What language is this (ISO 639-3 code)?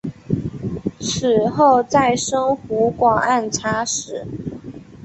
zho